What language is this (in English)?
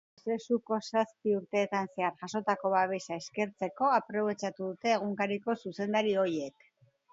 Basque